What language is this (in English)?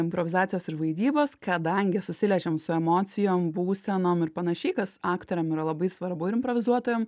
Lithuanian